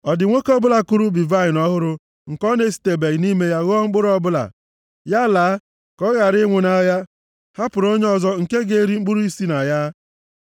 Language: Igbo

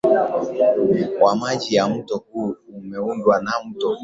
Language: Swahili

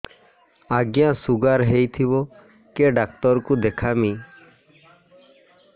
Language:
Odia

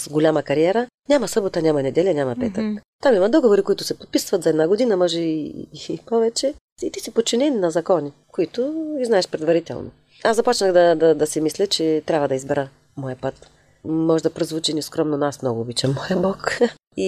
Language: Bulgarian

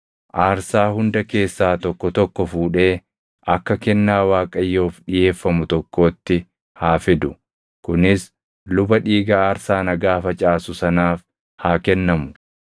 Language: Oromo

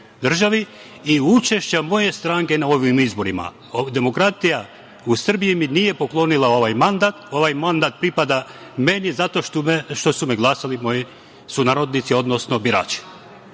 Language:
Serbian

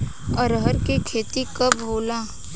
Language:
Bhojpuri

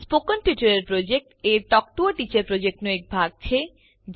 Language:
Gujarati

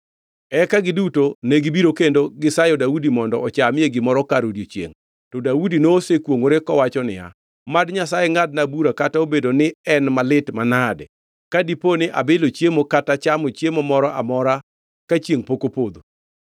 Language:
Luo (Kenya and Tanzania)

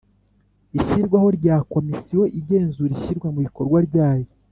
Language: Kinyarwanda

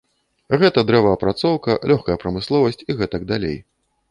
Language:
Belarusian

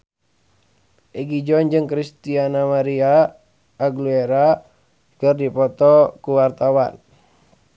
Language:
Sundanese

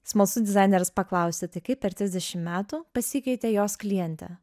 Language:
Lithuanian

